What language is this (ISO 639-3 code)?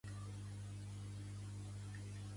cat